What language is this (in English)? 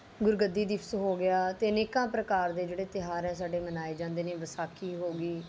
Punjabi